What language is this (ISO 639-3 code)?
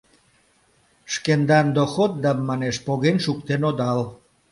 chm